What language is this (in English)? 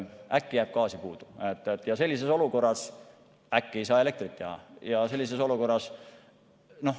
Estonian